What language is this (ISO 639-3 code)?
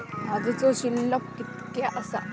mar